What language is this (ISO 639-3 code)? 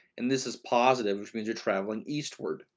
eng